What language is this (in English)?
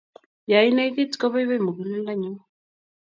Kalenjin